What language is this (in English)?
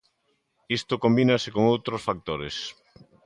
Galician